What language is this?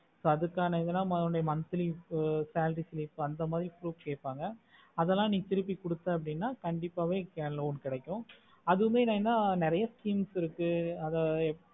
Tamil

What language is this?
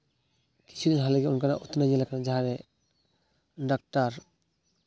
Santali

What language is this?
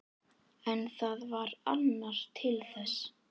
Icelandic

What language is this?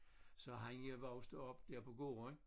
Danish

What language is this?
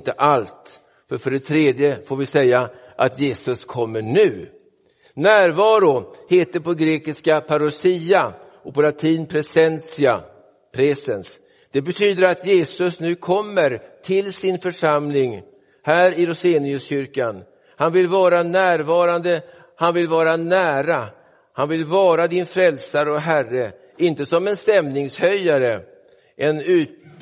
Swedish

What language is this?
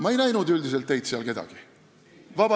Estonian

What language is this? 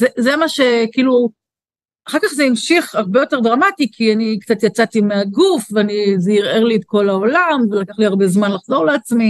Hebrew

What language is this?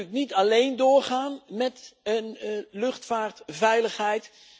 Dutch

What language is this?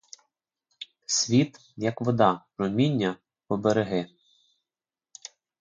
Ukrainian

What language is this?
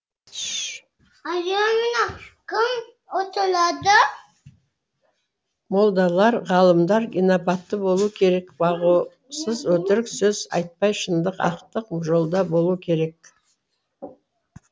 Kazakh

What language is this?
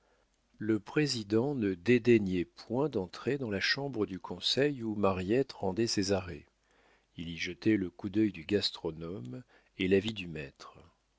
French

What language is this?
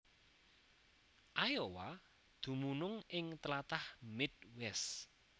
Javanese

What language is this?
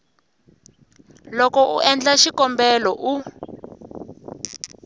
Tsonga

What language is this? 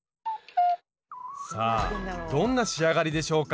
Japanese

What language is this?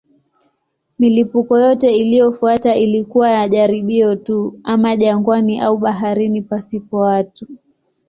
Swahili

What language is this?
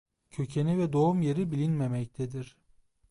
Turkish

